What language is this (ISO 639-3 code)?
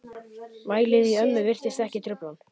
isl